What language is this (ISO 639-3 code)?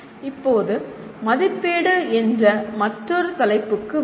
tam